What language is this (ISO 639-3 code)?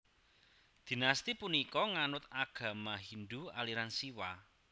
jav